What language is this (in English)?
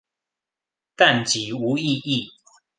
Chinese